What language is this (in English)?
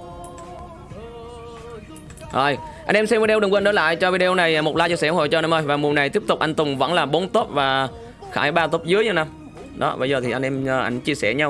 Vietnamese